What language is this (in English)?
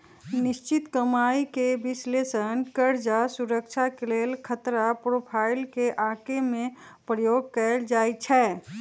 Magahi